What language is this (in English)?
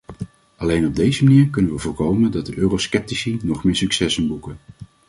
Dutch